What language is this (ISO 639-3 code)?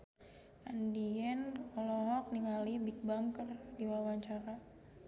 sun